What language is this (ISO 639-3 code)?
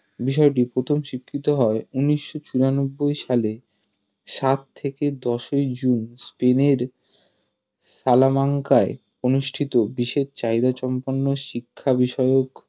ben